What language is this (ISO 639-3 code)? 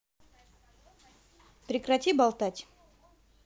rus